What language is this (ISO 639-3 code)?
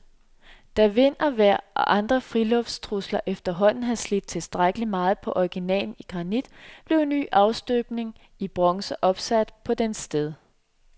dan